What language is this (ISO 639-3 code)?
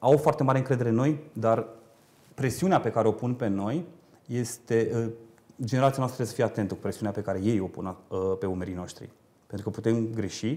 ron